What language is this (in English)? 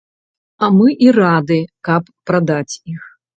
Belarusian